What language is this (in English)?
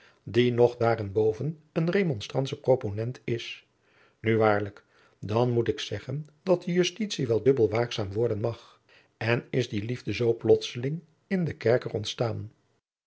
Dutch